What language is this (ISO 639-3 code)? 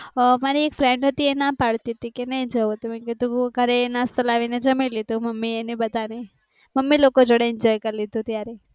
guj